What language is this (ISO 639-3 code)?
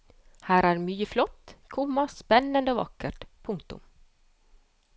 nor